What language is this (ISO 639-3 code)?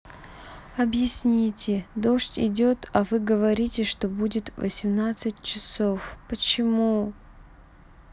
rus